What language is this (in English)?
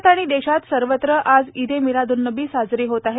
Marathi